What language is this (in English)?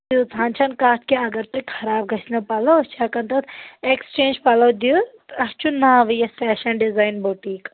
Kashmiri